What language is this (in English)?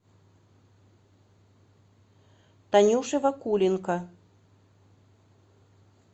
Russian